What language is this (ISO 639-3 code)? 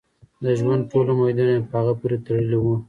pus